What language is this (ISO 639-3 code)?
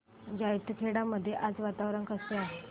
mar